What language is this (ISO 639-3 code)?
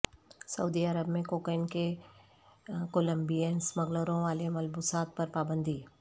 urd